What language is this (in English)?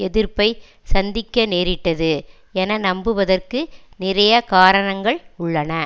Tamil